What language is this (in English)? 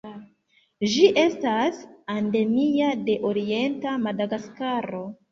Esperanto